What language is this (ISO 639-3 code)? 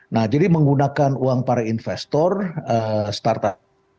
ind